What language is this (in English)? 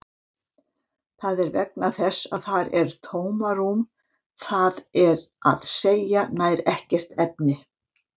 Icelandic